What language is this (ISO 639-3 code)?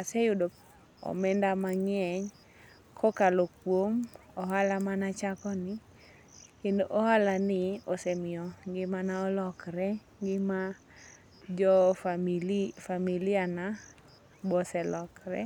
luo